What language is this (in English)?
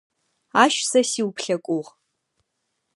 Adyghe